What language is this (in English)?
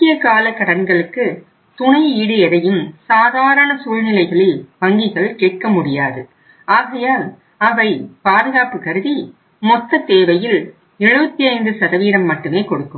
Tamil